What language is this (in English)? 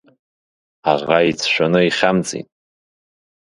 Abkhazian